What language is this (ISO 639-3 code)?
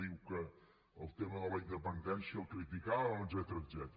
cat